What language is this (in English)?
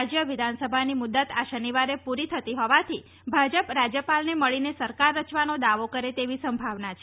Gujarati